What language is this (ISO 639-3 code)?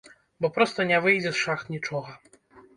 bel